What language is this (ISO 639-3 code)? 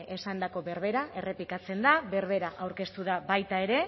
eus